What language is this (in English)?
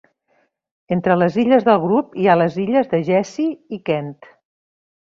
Catalan